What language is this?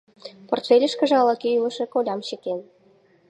Mari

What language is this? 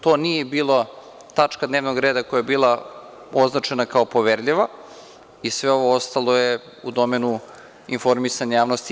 Serbian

